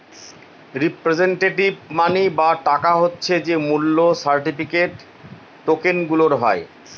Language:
Bangla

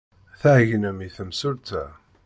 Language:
Kabyle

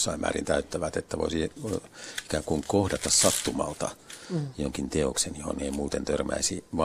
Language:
Finnish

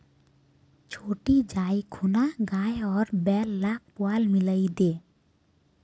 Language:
Magahi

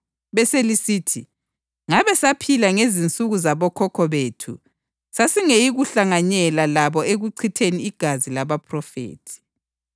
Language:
North Ndebele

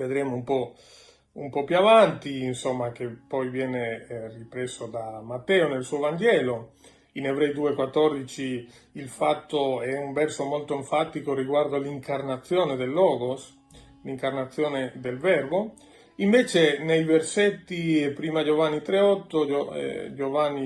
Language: Italian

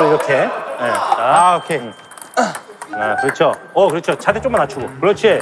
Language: Korean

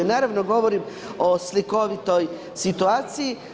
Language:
Croatian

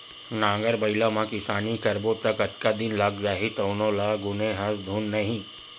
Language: Chhattisgarhi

